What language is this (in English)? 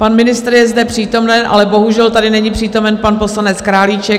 Czech